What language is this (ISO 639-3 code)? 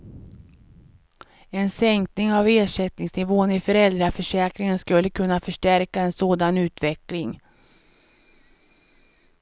swe